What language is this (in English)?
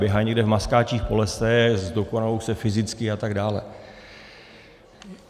Czech